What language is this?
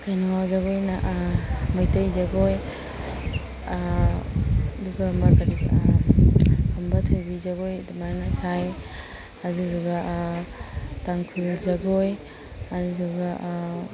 Manipuri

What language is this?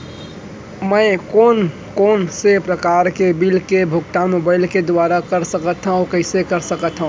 Chhattisgarhi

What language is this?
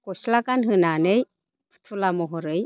Bodo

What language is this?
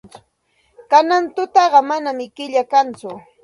Santa Ana de Tusi Pasco Quechua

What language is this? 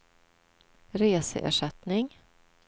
Swedish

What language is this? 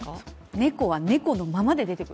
Japanese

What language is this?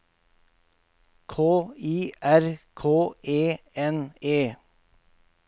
Norwegian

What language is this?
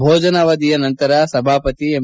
Kannada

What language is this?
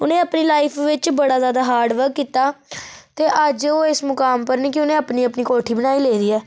Dogri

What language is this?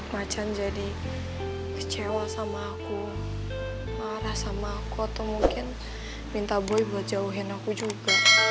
Indonesian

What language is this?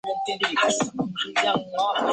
Chinese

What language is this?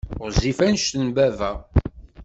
Kabyle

